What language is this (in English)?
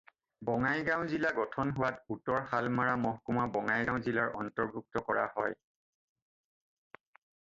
Assamese